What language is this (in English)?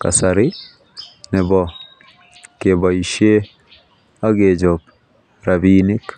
Kalenjin